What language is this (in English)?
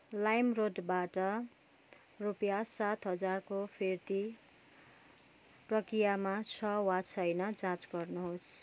Nepali